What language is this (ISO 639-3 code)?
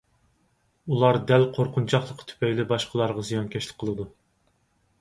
uig